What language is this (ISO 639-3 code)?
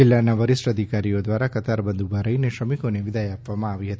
guj